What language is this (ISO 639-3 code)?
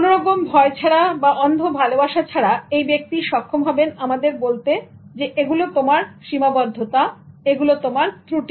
ben